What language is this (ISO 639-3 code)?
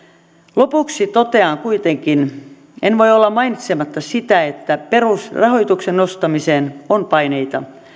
fin